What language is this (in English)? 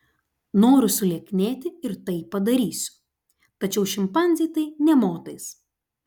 Lithuanian